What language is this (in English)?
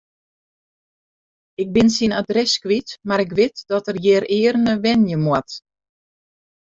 Western Frisian